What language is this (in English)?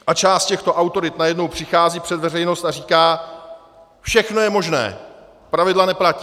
Czech